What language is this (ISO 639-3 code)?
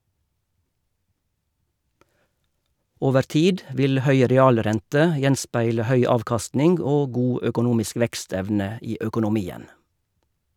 nor